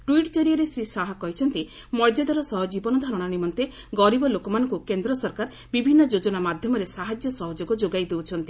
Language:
Odia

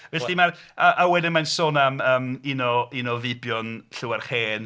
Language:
Welsh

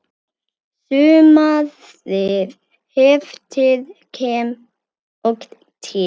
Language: Icelandic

